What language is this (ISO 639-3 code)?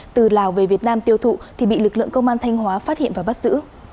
vie